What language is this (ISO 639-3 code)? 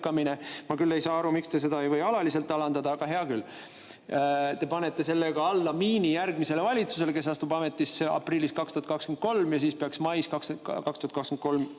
est